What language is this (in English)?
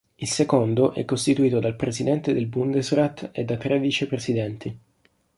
Italian